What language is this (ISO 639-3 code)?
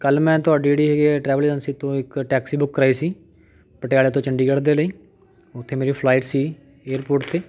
pan